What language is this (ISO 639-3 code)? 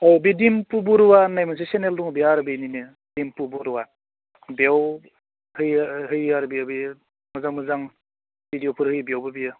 brx